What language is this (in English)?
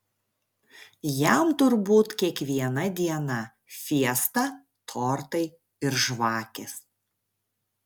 Lithuanian